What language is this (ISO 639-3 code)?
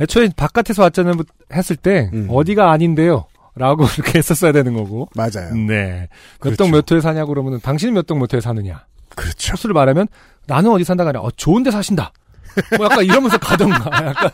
kor